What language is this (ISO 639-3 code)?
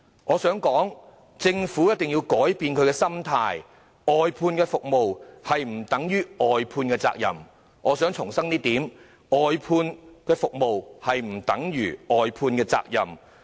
yue